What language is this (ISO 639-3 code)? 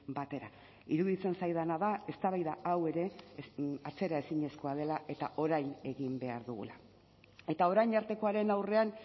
eus